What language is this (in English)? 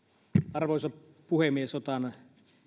Finnish